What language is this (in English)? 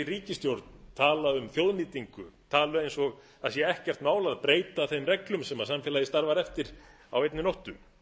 Icelandic